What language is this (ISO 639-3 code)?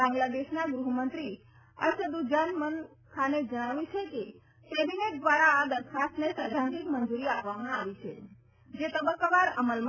guj